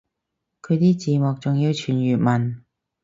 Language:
Cantonese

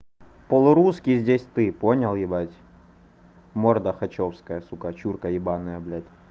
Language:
Russian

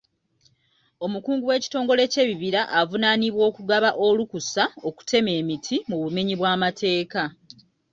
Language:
Ganda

